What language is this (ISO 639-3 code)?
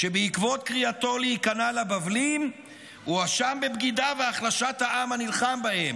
heb